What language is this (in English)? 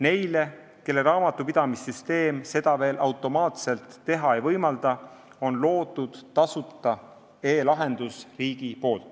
Estonian